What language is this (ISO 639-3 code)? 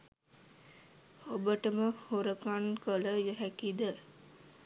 sin